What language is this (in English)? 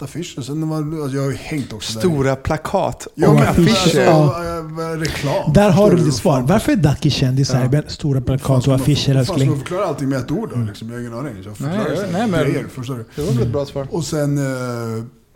Swedish